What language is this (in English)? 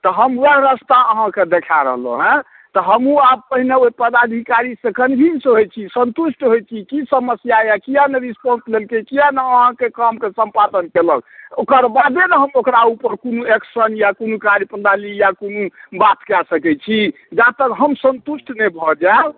Maithili